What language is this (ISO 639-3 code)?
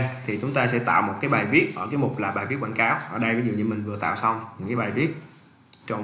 vie